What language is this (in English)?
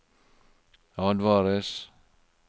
Norwegian